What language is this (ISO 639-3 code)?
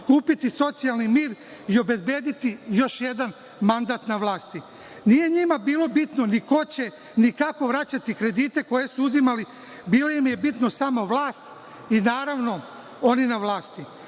srp